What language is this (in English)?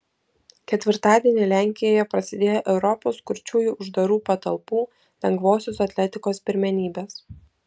Lithuanian